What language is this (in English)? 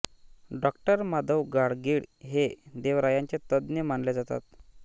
Marathi